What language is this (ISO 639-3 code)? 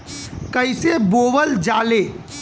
bho